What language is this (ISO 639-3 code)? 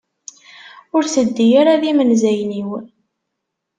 kab